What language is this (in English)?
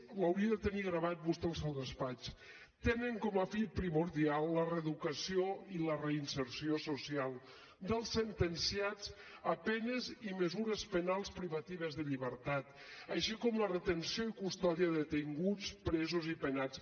Catalan